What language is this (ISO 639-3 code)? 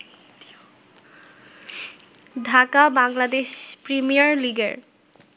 ben